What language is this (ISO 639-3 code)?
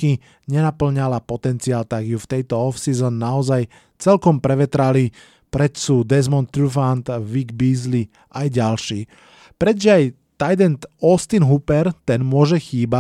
slk